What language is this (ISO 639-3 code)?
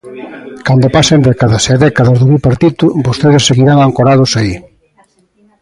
glg